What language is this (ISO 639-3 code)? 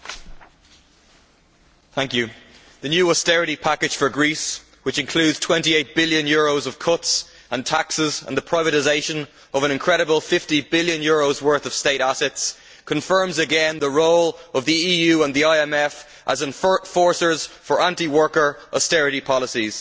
eng